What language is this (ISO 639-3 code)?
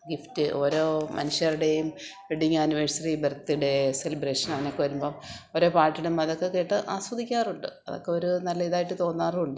mal